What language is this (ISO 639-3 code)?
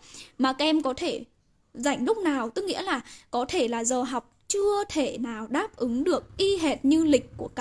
vie